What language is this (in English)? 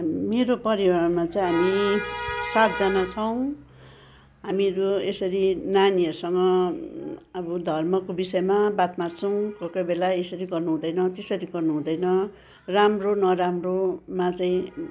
Nepali